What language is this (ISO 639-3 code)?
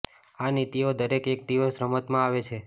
guj